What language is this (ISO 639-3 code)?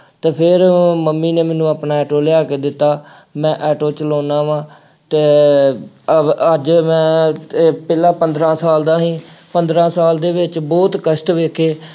pan